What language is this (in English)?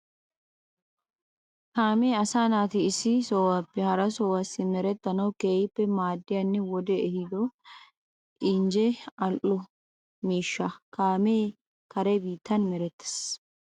Wolaytta